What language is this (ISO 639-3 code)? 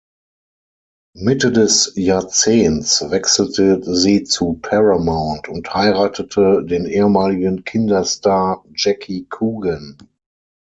deu